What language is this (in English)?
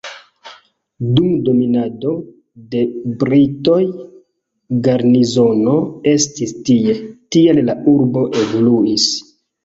Esperanto